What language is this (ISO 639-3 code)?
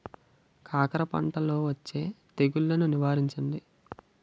tel